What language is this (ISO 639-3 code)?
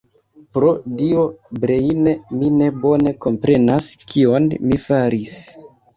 epo